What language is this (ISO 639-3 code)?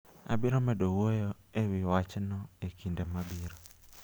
luo